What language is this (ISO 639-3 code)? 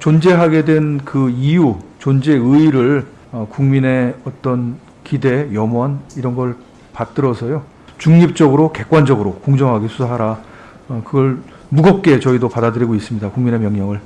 kor